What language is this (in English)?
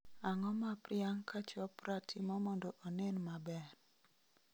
Luo (Kenya and Tanzania)